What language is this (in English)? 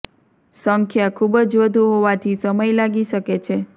Gujarati